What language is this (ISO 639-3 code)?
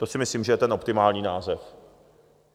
ces